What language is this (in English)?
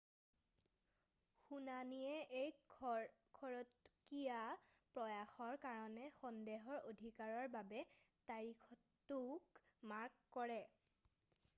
Assamese